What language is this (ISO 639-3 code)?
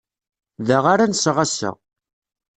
kab